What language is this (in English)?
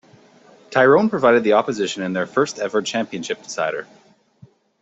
English